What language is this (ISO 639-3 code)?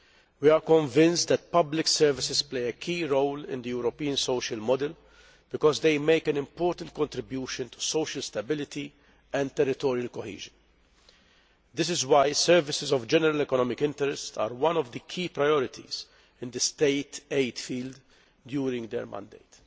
eng